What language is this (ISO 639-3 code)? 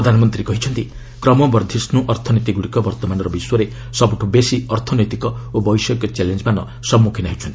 ori